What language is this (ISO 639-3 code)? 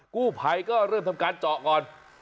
tha